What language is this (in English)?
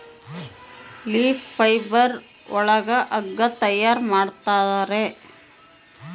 Kannada